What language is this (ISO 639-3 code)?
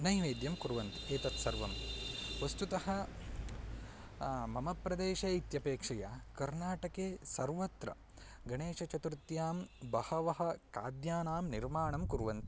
san